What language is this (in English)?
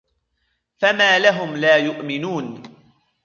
Arabic